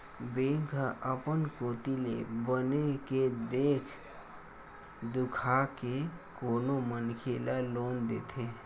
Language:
Chhattisgarhi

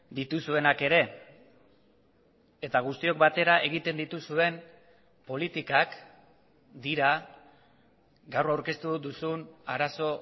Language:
Basque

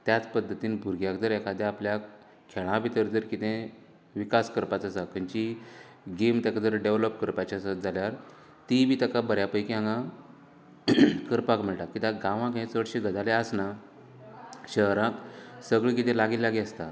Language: Konkani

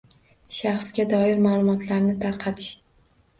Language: Uzbek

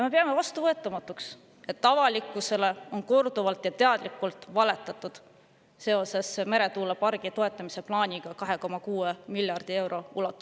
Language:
Estonian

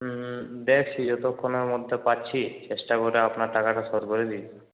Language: Bangla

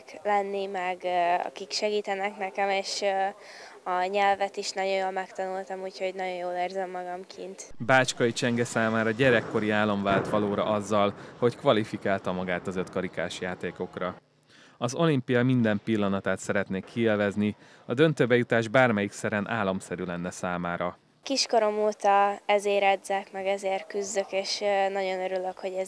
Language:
Hungarian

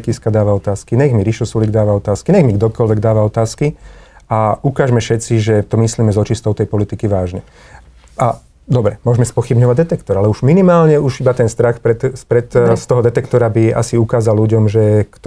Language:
Slovak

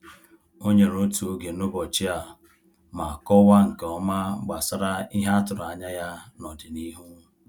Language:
Igbo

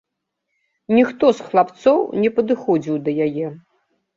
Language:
Belarusian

